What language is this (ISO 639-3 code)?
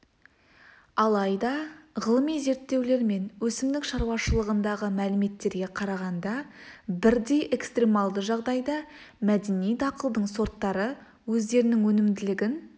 kaz